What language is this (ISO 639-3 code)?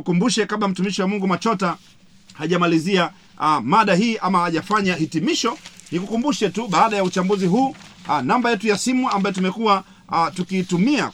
swa